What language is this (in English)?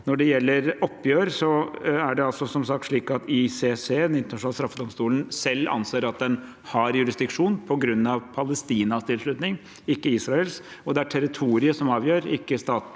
Norwegian